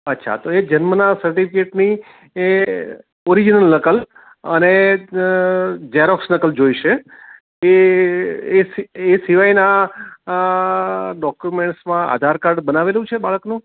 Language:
Gujarati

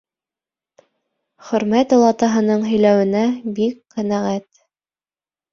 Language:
Bashkir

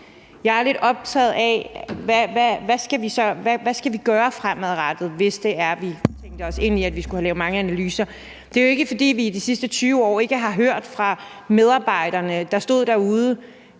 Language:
Danish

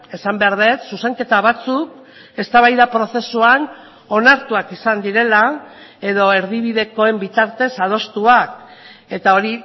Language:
Basque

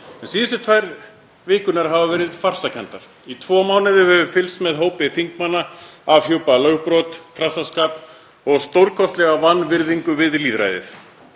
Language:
Icelandic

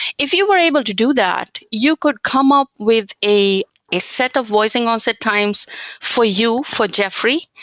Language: English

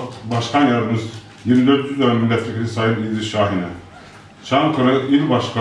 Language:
Turkish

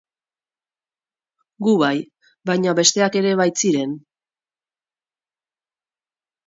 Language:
Basque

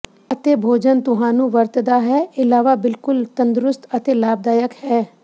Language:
Punjabi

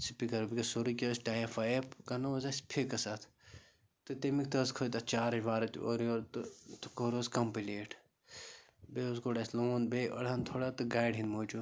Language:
Kashmiri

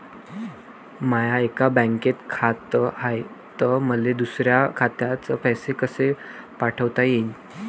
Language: Marathi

